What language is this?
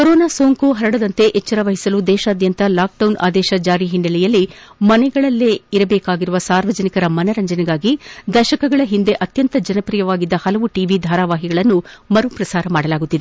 Kannada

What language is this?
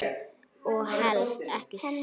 Icelandic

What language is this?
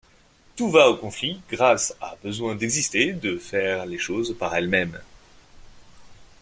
French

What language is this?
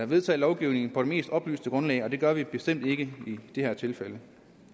Danish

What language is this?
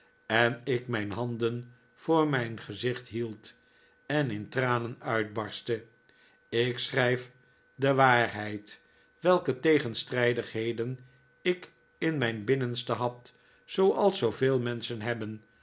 Dutch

